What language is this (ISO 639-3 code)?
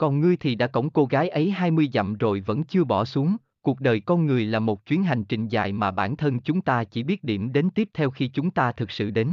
vie